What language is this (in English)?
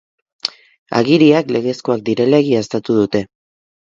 Basque